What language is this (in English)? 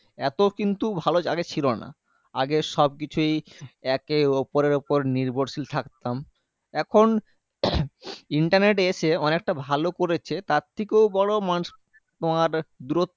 Bangla